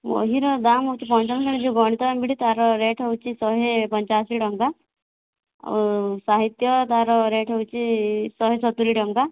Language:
Odia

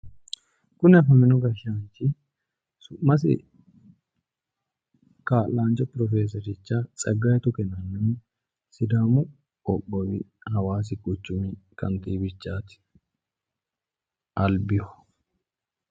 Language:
Sidamo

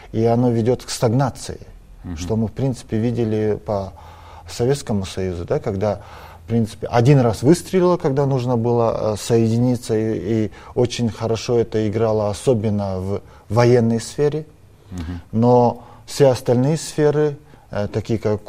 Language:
Russian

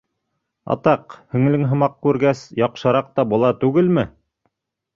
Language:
Bashkir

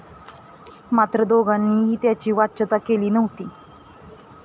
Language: Marathi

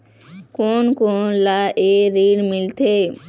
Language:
Chhattisgarhi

